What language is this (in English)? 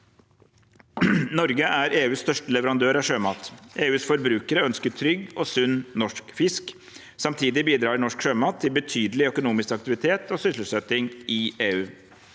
Norwegian